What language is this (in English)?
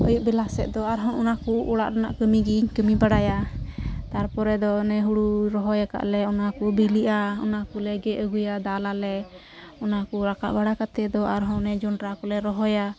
Santali